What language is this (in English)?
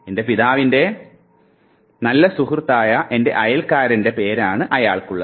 Malayalam